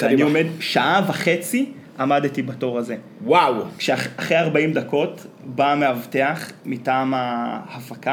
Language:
Hebrew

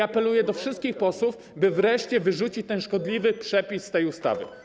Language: Polish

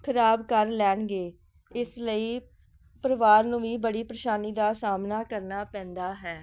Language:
Punjabi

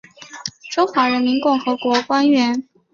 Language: Chinese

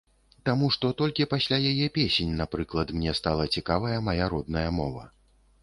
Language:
Belarusian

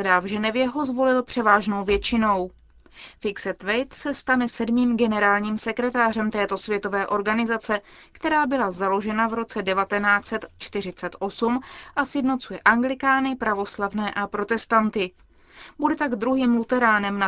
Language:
Czech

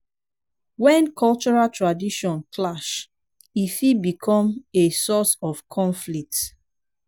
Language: Nigerian Pidgin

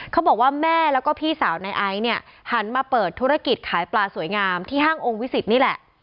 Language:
Thai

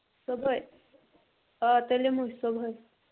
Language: Kashmiri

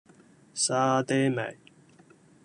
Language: Cantonese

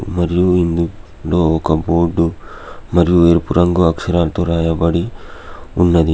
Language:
Telugu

